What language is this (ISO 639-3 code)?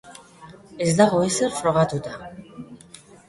eus